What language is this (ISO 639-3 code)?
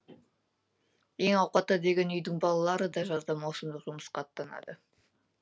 kaz